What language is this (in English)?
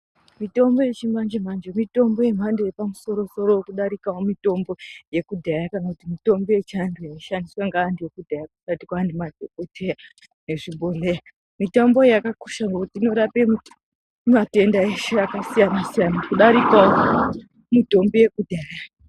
Ndau